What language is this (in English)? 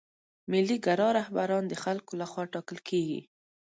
Pashto